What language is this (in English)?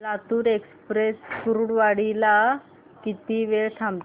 Marathi